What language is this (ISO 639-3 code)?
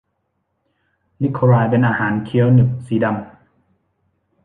tha